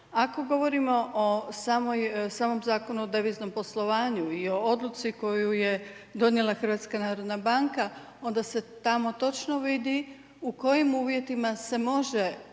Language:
Croatian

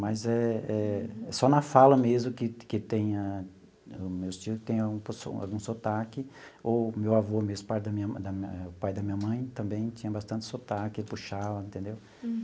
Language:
Portuguese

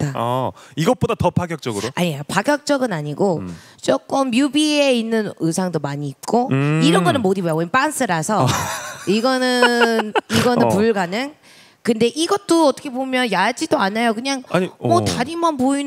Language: Korean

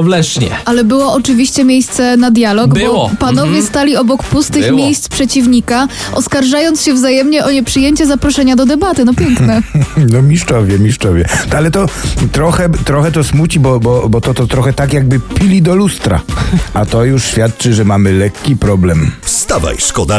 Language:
Polish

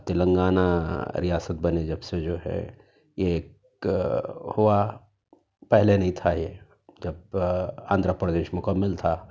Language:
Urdu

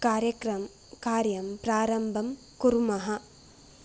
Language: Sanskrit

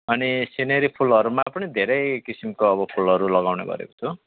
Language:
Nepali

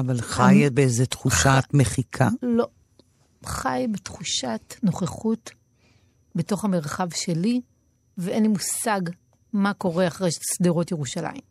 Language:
Hebrew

